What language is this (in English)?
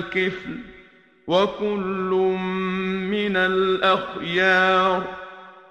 Persian